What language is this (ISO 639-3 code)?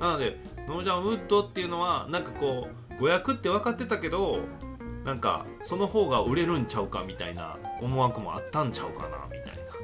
jpn